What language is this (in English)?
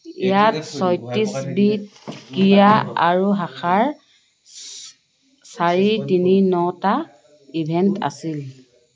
Assamese